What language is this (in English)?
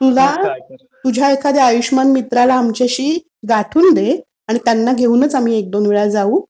Marathi